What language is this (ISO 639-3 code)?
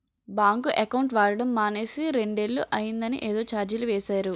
tel